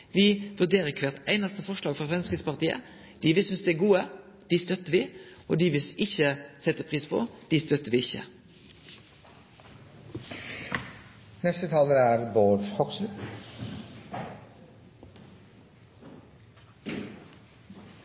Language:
Norwegian Nynorsk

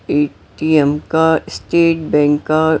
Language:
Hindi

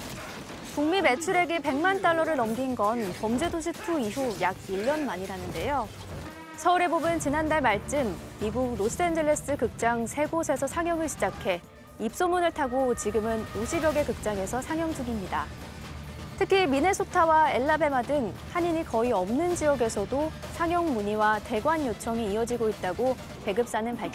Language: Korean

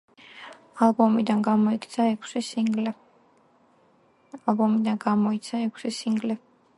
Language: Georgian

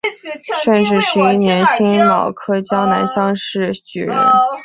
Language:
Chinese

